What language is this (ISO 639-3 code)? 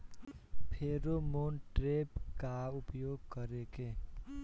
bho